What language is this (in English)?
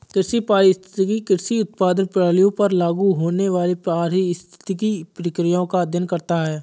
Hindi